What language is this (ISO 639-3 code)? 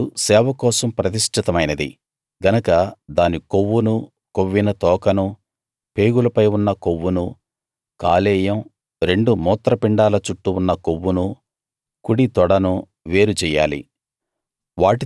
tel